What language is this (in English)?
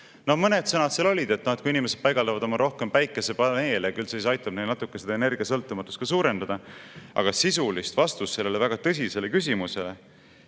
Estonian